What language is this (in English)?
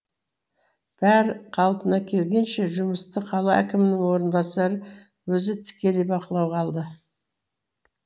Kazakh